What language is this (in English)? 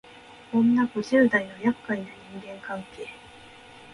Japanese